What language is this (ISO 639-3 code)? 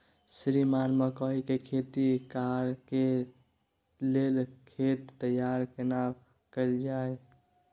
mai